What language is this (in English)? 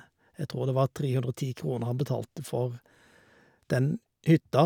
Norwegian